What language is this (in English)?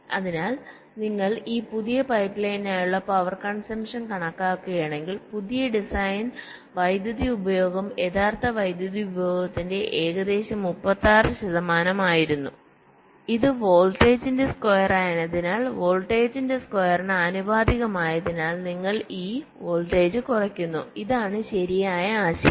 Malayalam